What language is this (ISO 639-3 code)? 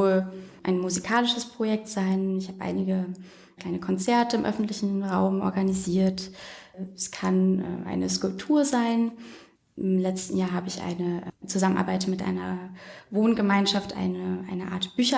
deu